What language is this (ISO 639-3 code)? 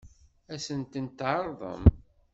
kab